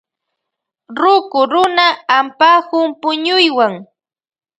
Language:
Loja Highland Quichua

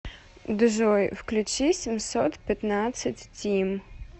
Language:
Russian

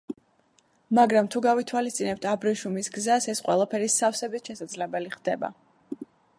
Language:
Georgian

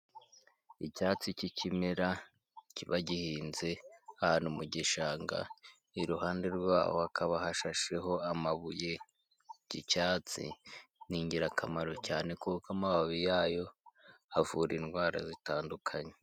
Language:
Kinyarwanda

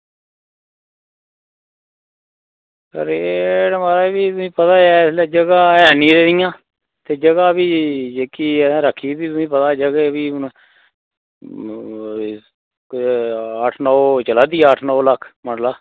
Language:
Dogri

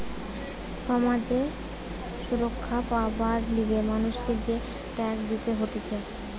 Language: Bangla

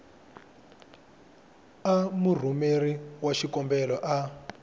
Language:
Tsonga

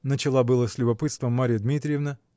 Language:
Russian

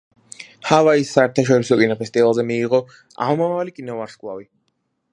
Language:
Georgian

